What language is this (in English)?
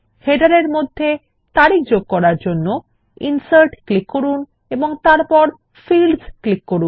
Bangla